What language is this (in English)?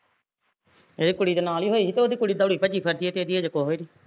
Punjabi